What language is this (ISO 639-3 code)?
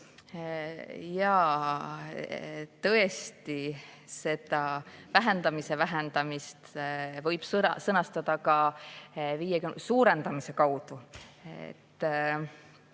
est